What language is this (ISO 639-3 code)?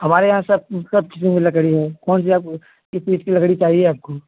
hin